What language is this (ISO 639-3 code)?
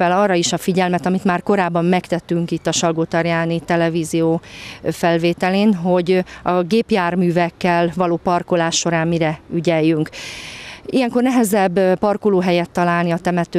hun